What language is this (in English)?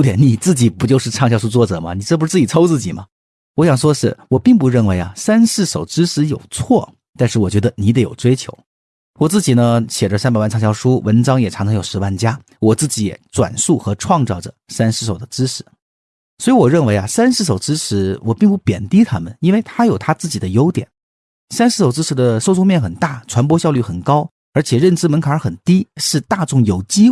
Chinese